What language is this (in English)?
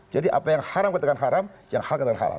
Indonesian